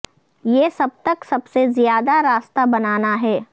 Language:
Urdu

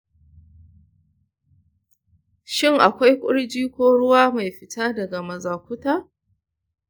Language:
Hausa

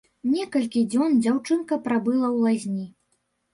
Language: Belarusian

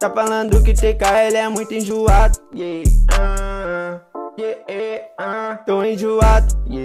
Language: Indonesian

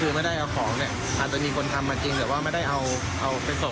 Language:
Thai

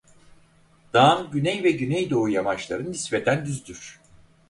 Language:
Turkish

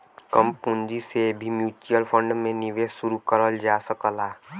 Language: Bhojpuri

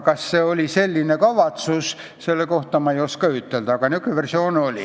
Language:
Estonian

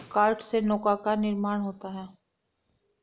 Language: Hindi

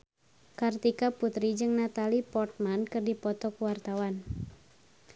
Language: Sundanese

